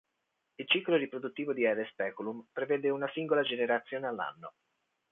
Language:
Italian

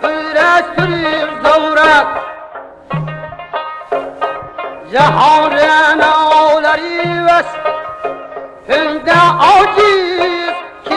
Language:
Uzbek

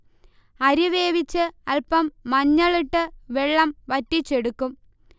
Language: Malayalam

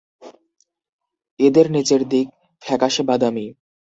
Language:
Bangla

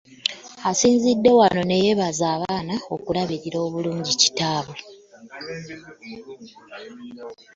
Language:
Ganda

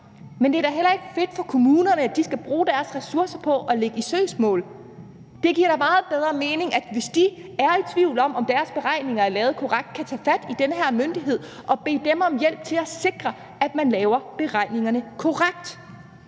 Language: Danish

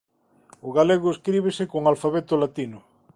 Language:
Galician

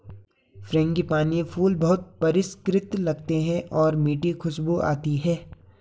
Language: Hindi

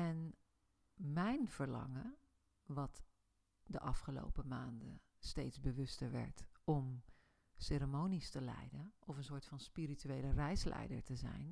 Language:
Dutch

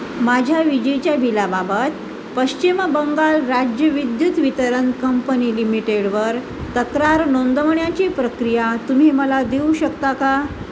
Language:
Marathi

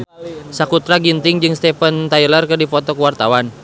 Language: Sundanese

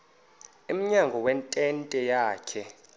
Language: Xhosa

